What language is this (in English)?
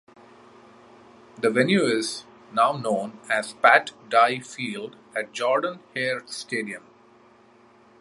English